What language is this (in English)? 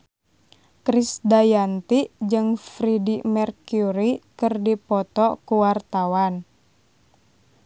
Sundanese